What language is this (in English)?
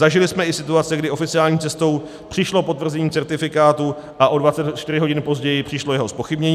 Czech